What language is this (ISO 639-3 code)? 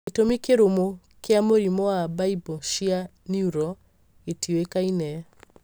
kik